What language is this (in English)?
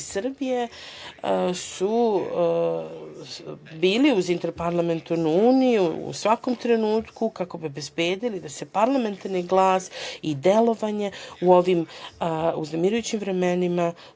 Serbian